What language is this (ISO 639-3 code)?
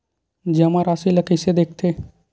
hne